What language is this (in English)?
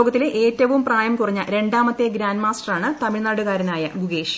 Malayalam